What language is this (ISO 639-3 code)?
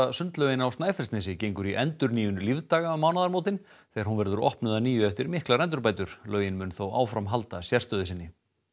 isl